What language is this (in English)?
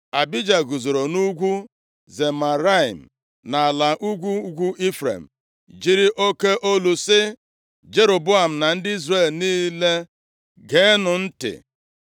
Igbo